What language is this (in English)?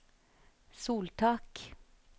Norwegian